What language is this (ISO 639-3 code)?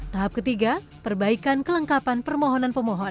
ind